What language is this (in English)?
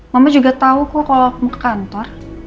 Indonesian